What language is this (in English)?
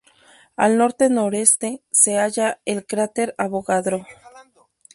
Spanish